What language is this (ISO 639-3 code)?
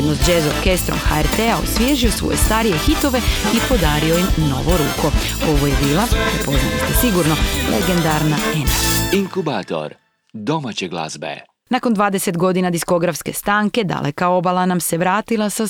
hrv